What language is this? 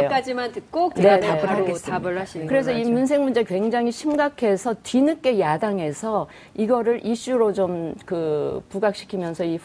Korean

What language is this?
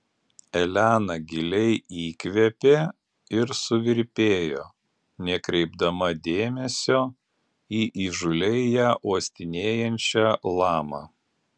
Lithuanian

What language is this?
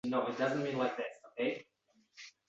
Uzbek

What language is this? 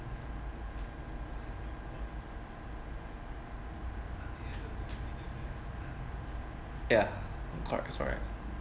English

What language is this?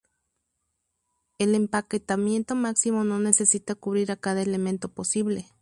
Spanish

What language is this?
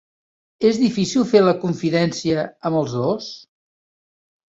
Catalan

